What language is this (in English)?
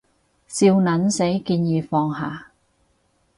Cantonese